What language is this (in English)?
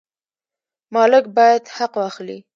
Pashto